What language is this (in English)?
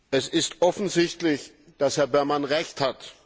German